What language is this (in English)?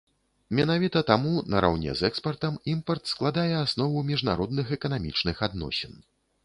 Belarusian